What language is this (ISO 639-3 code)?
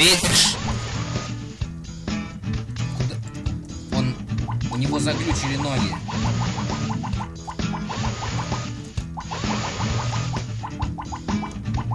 rus